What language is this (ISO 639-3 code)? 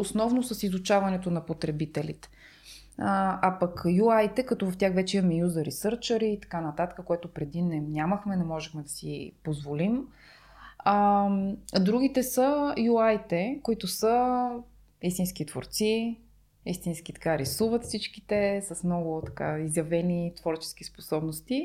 bul